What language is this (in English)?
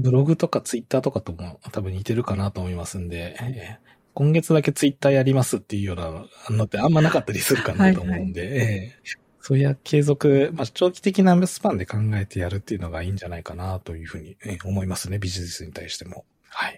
Japanese